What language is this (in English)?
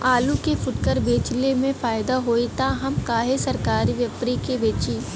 Bhojpuri